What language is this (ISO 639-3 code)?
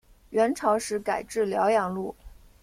zho